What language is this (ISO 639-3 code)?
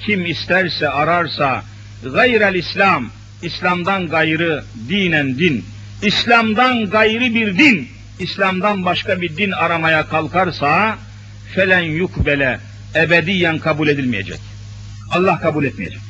tur